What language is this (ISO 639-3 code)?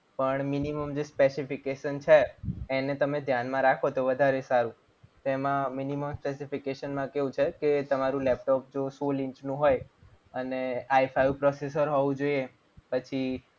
guj